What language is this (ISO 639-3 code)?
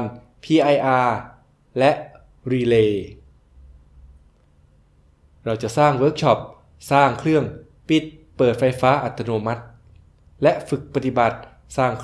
tha